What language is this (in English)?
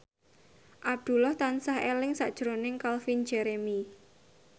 Javanese